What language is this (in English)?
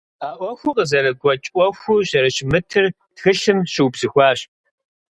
Kabardian